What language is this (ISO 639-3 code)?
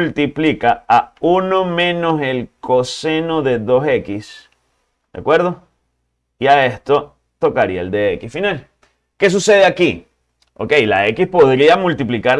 spa